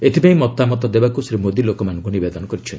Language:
Odia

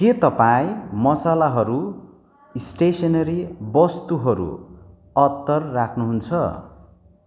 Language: Nepali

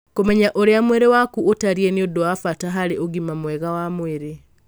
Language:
Kikuyu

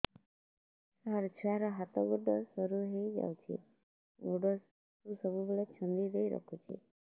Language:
Odia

